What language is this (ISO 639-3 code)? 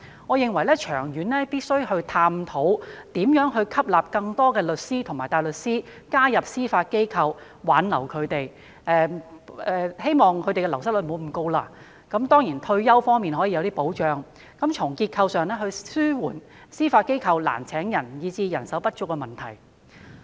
yue